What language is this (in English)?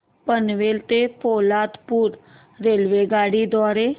Marathi